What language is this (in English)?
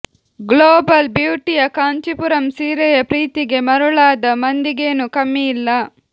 Kannada